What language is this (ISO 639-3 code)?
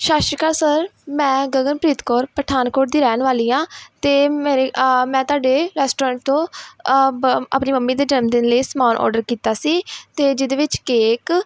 pan